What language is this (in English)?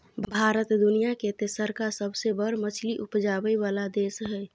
Maithili